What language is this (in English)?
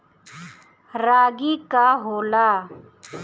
Bhojpuri